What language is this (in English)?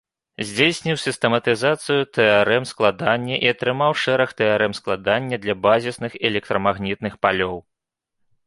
Belarusian